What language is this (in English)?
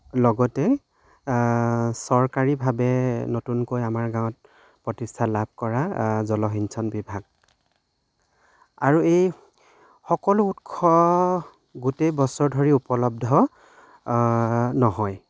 Assamese